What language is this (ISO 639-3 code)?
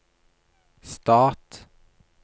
nor